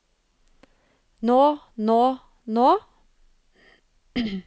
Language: Norwegian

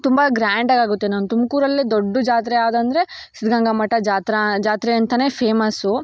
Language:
Kannada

